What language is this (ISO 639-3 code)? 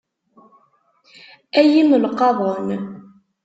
kab